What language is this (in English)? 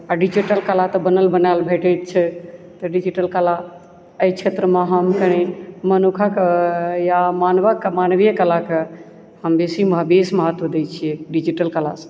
Maithili